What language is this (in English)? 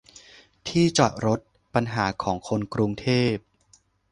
Thai